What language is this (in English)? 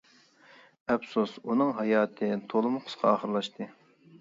Uyghur